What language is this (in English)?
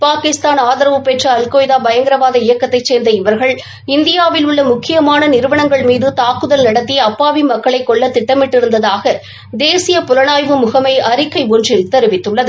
Tamil